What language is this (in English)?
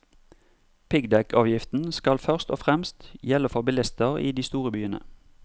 Norwegian